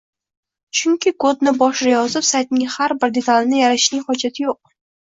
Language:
Uzbek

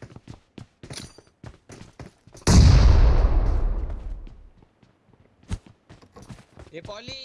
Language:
English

